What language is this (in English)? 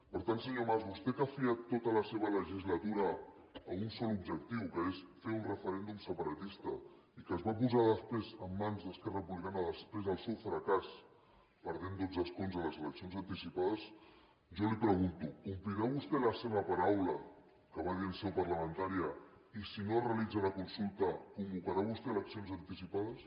Catalan